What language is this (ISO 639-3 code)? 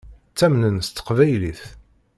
kab